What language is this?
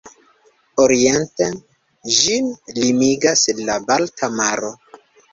Esperanto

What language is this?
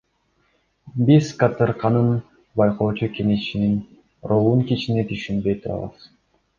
Kyrgyz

